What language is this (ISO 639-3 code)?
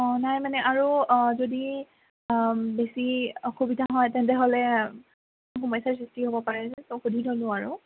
asm